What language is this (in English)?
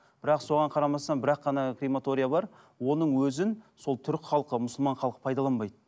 Kazakh